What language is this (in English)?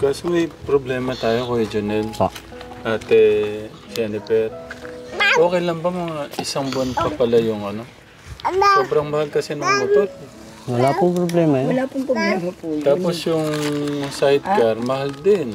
Filipino